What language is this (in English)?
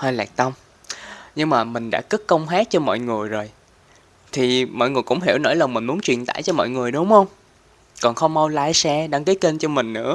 Vietnamese